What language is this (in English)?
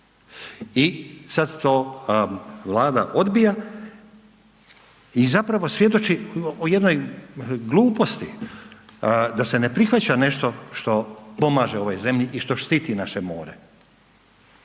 Croatian